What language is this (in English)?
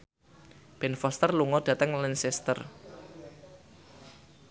Javanese